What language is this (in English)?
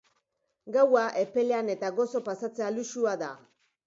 Basque